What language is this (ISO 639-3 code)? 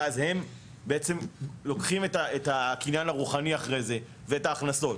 heb